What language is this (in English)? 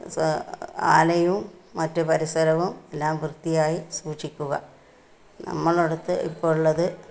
Malayalam